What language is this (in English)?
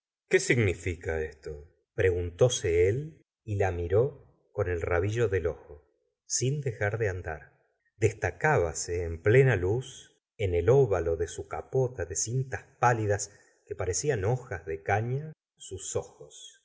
Spanish